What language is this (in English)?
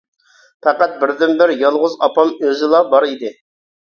Uyghur